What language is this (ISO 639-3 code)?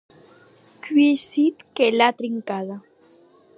oci